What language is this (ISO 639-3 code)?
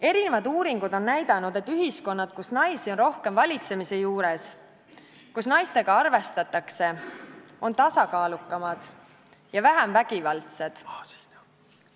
est